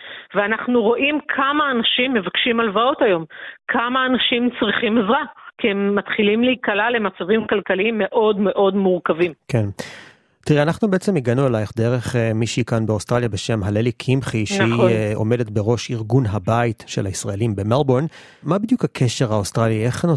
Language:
Hebrew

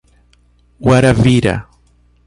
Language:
Portuguese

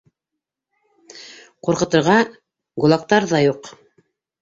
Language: Bashkir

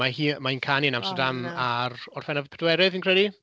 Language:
Welsh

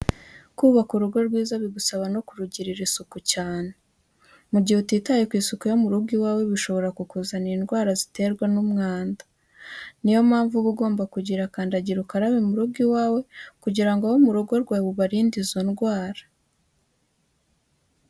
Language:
Kinyarwanda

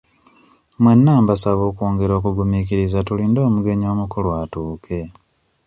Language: Ganda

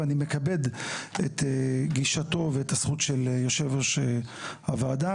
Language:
Hebrew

